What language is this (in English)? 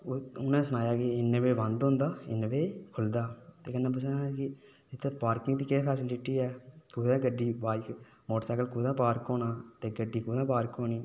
Dogri